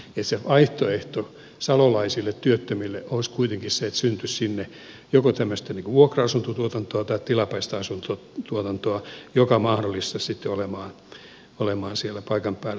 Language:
Finnish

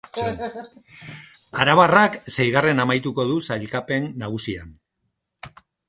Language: Basque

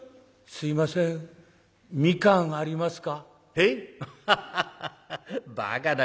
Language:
Japanese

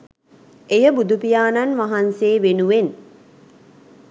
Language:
Sinhala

